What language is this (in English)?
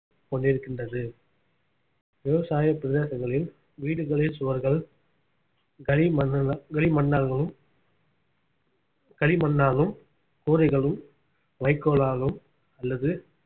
Tamil